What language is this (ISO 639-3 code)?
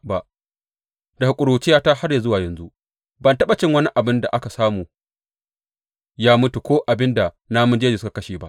hau